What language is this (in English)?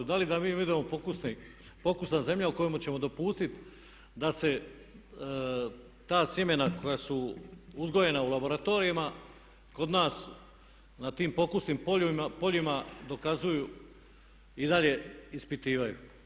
Croatian